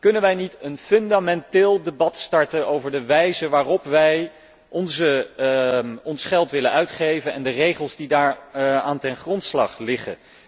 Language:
Dutch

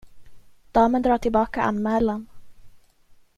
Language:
Swedish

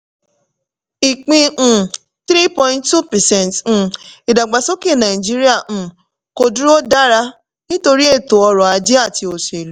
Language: Yoruba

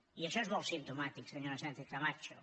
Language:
Catalan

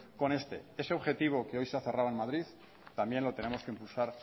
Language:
Spanish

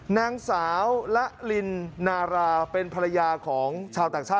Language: Thai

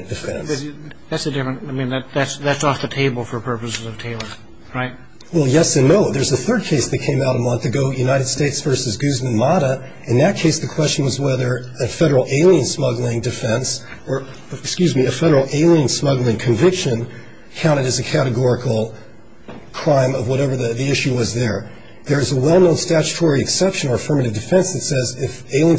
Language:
English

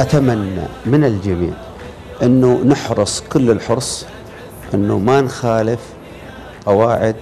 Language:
Arabic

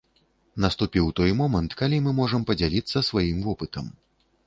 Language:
Belarusian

